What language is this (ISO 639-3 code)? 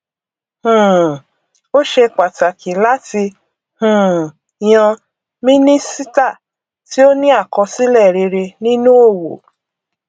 yor